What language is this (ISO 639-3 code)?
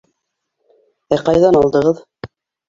bak